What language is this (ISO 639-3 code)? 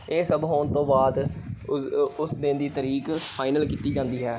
pan